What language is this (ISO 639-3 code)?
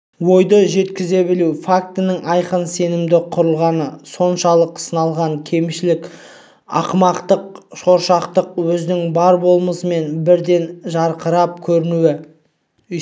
kaz